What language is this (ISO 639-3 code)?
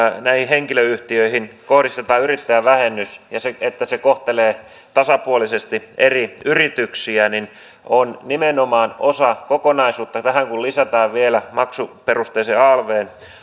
fin